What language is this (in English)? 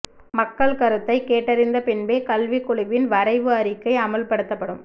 Tamil